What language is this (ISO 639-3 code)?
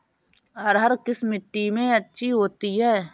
hin